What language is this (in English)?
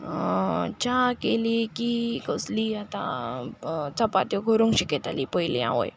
Konkani